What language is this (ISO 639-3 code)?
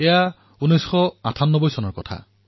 asm